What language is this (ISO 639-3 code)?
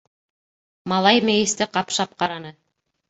bak